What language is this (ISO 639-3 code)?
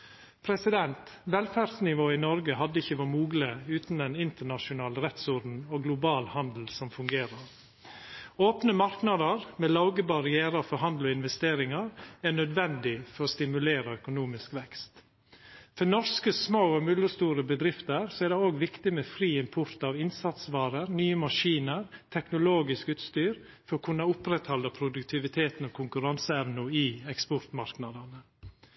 nno